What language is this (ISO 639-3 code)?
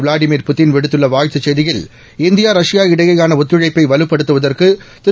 tam